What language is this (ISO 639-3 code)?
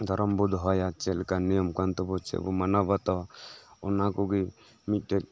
sat